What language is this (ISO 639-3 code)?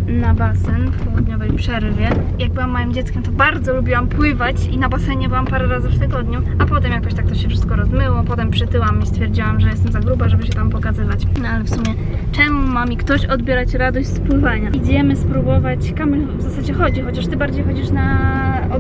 pol